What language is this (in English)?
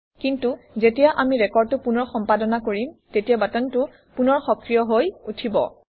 Assamese